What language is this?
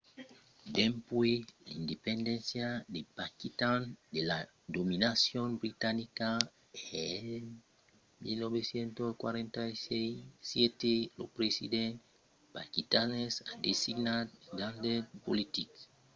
Occitan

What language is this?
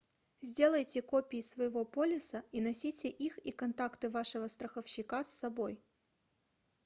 Russian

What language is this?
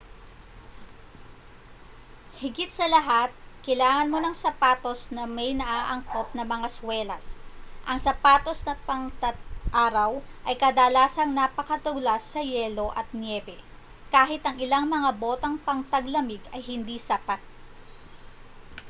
Filipino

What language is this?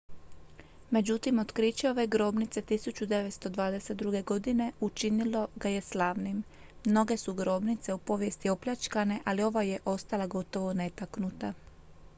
Croatian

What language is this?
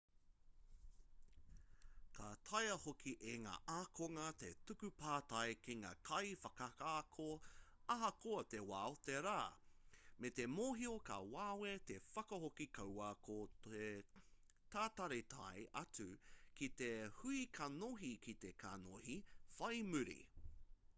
Māori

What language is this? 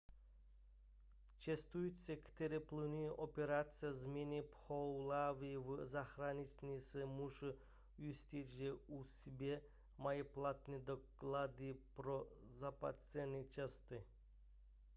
Czech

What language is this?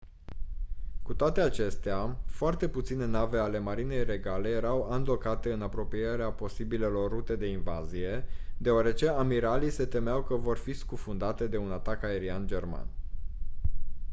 Romanian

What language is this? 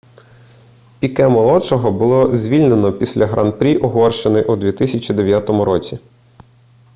Ukrainian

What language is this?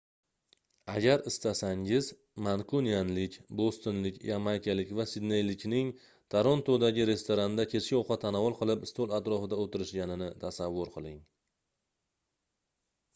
Uzbek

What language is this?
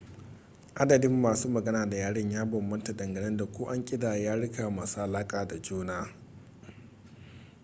Hausa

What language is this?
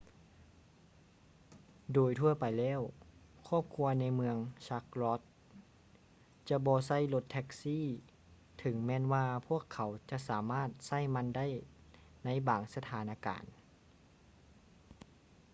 Lao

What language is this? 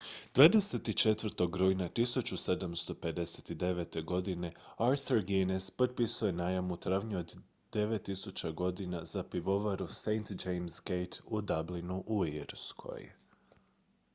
Croatian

